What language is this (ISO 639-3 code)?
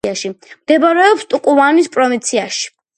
kat